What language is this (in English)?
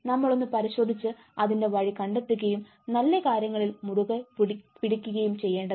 Malayalam